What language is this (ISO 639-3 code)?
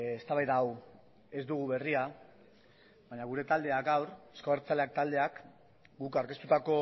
eus